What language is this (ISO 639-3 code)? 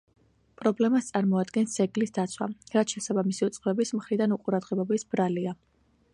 kat